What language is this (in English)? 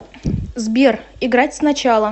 Russian